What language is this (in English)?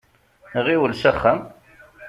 Kabyle